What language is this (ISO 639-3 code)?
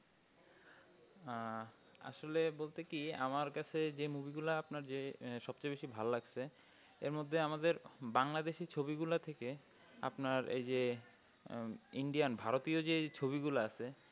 ben